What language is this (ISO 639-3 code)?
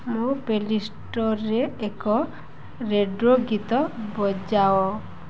ori